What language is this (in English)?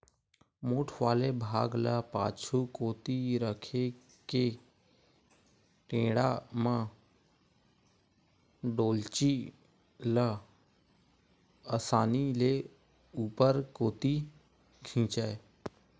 Chhattisgarhi